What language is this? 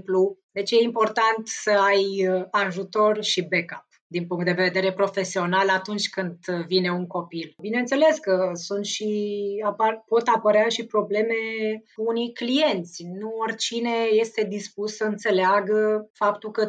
Romanian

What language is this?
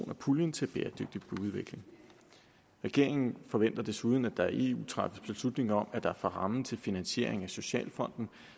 Danish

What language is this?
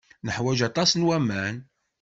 Kabyle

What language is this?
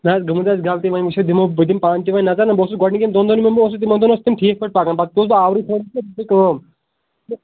Kashmiri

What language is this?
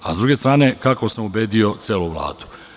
Serbian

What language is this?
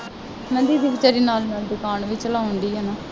Punjabi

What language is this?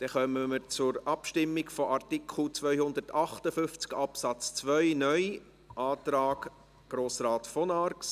Swiss German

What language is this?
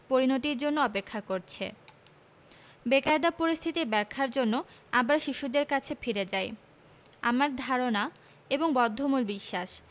Bangla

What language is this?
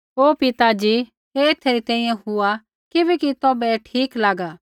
Kullu Pahari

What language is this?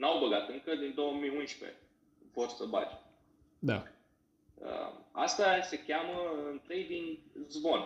Romanian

